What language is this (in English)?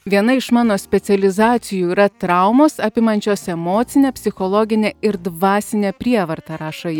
Lithuanian